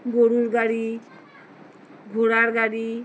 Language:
Bangla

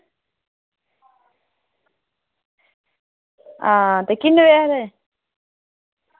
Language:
Dogri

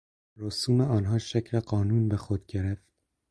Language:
Persian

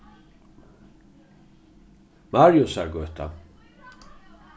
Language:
Faroese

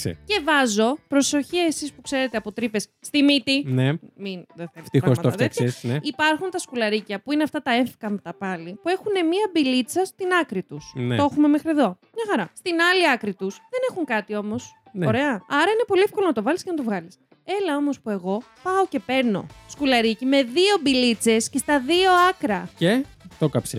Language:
Greek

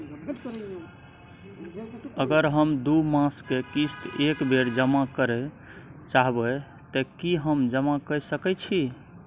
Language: Maithili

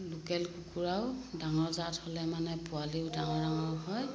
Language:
Assamese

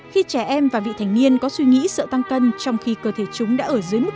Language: Vietnamese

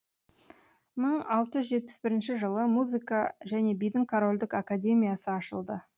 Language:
Kazakh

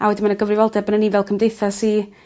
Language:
Welsh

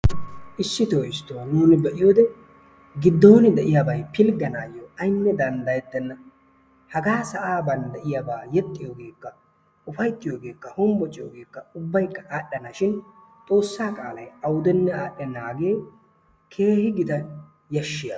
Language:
Wolaytta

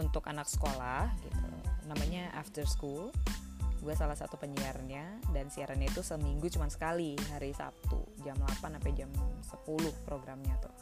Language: Indonesian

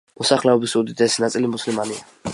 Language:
Georgian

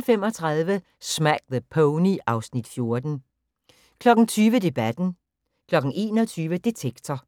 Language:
Danish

